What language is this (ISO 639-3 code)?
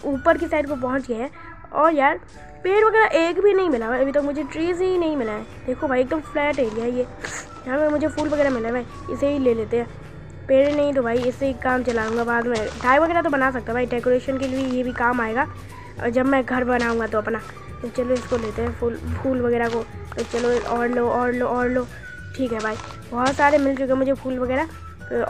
hin